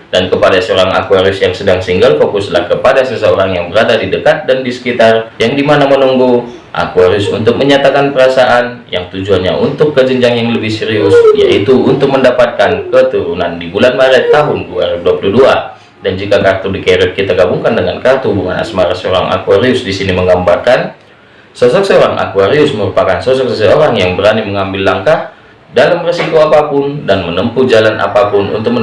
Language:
Indonesian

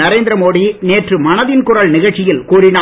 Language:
Tamil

